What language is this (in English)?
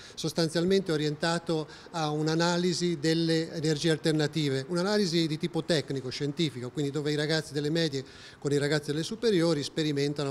Italian